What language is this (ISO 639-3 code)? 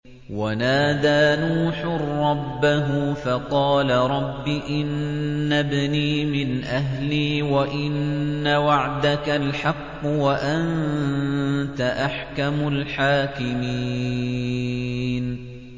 ara